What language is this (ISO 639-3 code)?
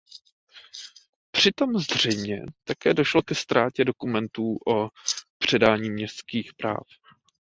ces